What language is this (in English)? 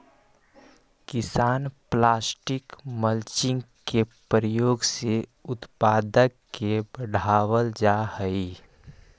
Magahi